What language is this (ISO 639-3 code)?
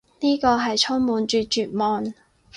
yue